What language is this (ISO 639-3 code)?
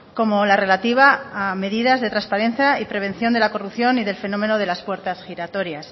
spa